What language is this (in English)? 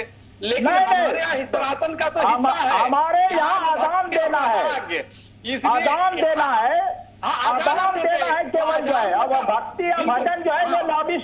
Hindi